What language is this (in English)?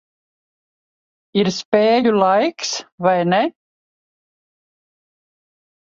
Latvian